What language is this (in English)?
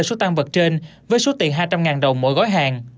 Vietnamese